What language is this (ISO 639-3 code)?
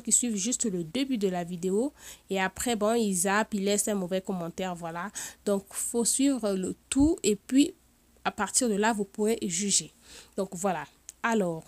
fra